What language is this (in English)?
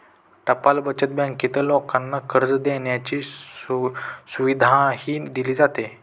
Marathi